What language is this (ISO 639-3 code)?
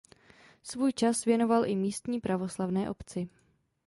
ces